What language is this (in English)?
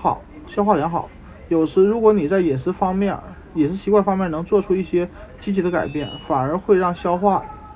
Chinese